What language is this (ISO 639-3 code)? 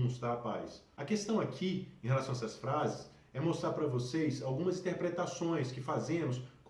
por